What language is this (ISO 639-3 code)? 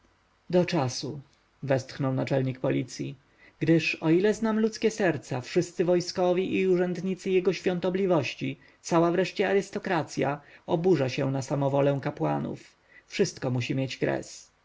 pol